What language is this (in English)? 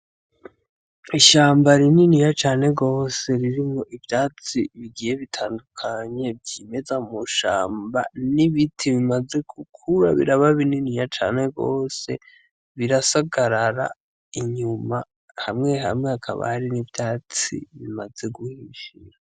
Rundi